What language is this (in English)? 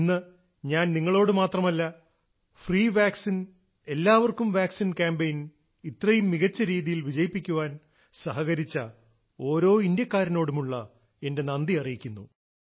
Malayalam